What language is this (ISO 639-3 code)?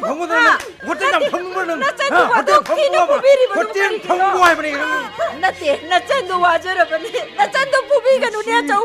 kor